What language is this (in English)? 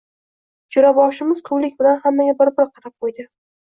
Uzbek